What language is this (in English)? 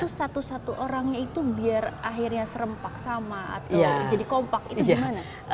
Indonesian